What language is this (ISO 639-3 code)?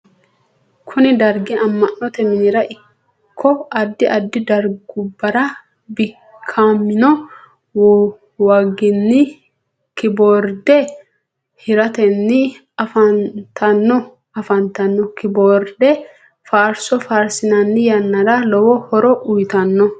sid